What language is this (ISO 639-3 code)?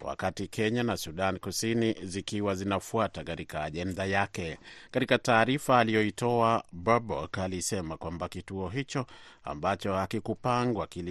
swa